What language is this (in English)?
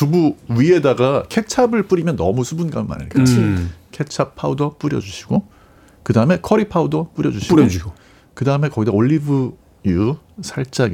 Korean